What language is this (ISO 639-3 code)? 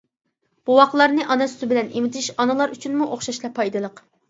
uig